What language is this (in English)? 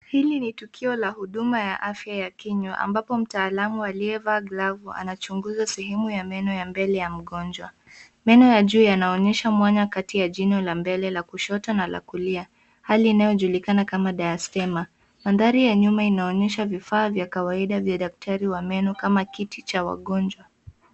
Swahili